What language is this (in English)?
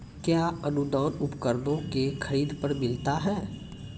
Maithili